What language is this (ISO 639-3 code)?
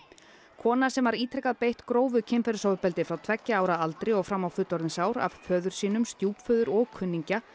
isl